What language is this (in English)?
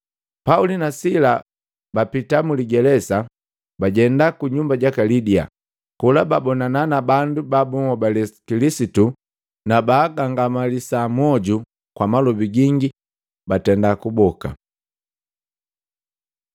Matengo